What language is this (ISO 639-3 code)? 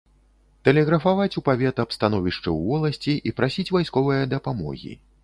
bel